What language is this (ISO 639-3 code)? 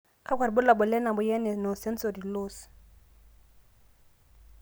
mas